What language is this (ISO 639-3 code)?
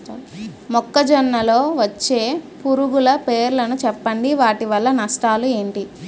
tel